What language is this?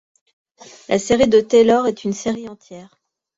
French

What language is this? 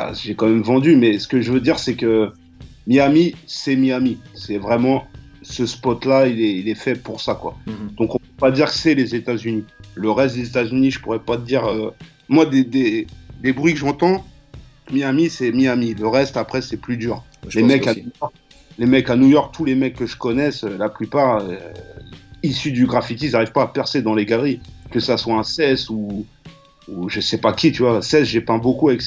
French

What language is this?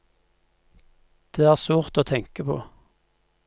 Norwegian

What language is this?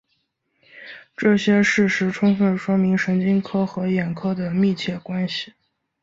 Chinese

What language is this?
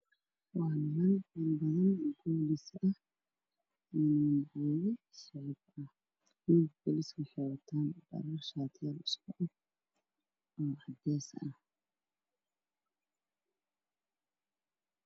Somali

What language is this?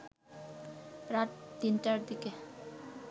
Bangla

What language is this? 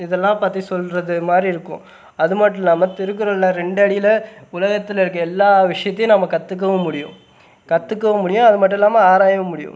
Tamil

